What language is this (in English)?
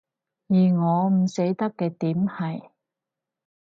Cantonese